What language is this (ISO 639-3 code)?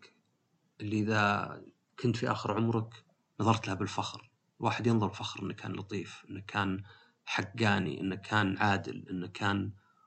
ara